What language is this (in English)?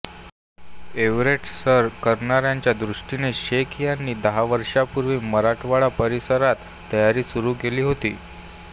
Marathi